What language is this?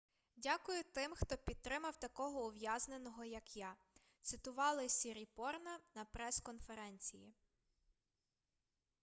Ukrainian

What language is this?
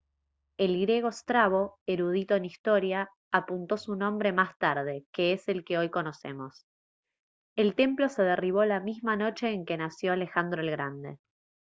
Spanish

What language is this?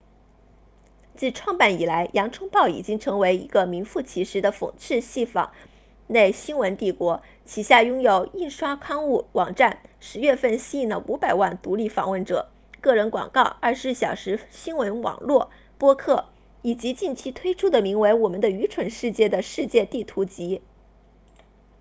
Chinese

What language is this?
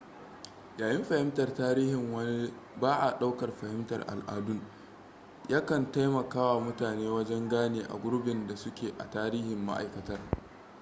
Hausa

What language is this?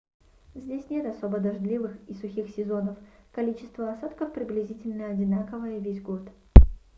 Russian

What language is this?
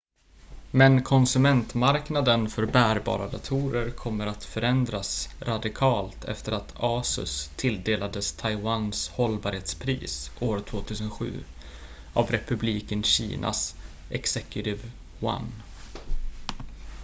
Swedish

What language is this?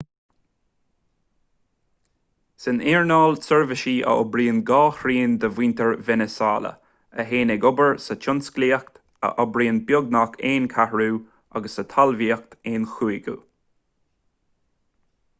Irish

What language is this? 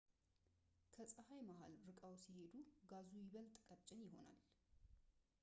Amharic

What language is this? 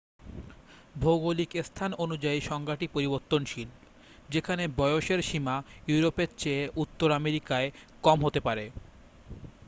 Bangla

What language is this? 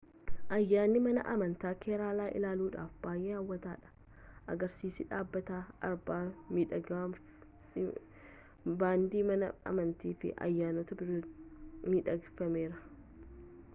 Oromo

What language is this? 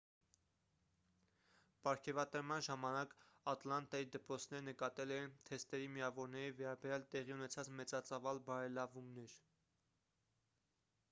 Armenian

